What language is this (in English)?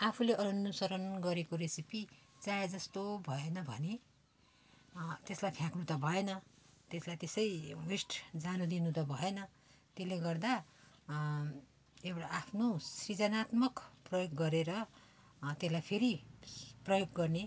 Nepali